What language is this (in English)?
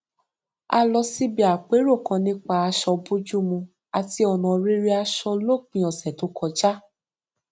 Yoruba